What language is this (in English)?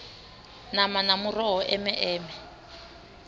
Venda